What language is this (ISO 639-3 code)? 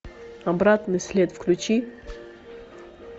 rus